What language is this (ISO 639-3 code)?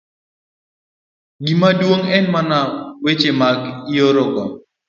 luo